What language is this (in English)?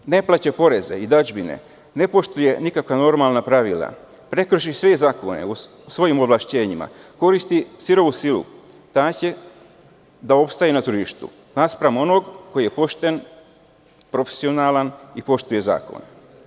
Serbian